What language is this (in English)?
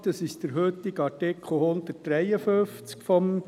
Swiss German